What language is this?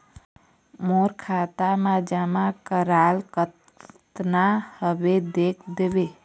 Chhattisgarhi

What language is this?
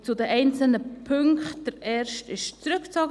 Swiss German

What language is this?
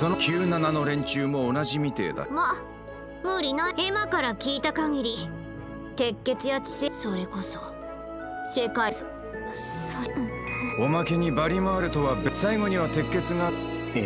Japanese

